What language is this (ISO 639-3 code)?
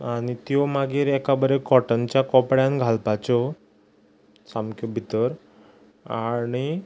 kok